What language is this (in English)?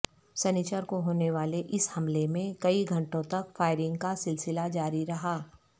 Urdu